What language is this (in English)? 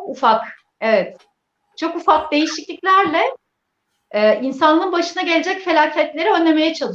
Turkish